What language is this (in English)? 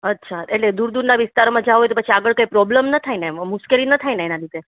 Gujarati